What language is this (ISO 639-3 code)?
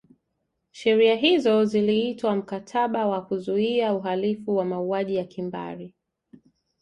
swa